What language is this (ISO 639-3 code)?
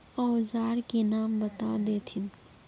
mag